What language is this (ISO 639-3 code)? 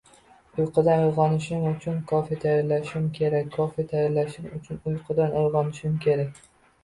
uzb